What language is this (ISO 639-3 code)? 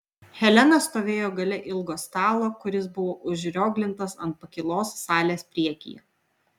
lit